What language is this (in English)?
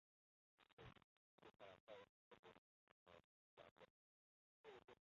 Chinese